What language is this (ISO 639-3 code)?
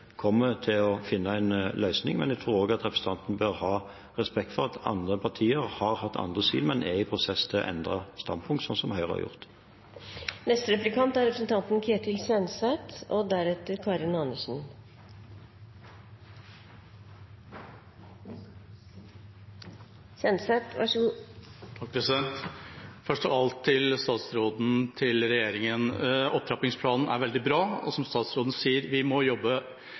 nob